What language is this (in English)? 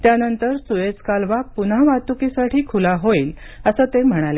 Marathi